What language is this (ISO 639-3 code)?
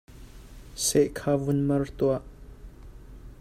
cnh